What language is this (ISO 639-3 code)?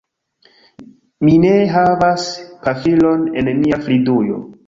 epo